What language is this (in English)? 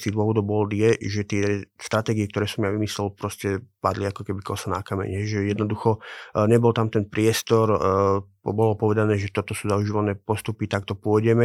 Slovak